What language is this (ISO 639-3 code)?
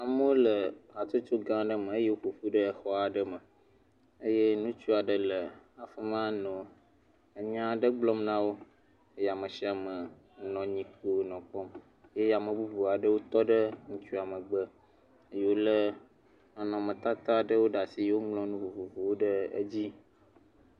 ewe